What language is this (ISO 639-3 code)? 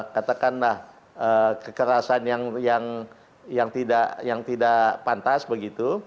ind